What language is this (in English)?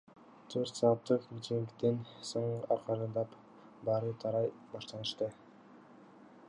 Kyrgyz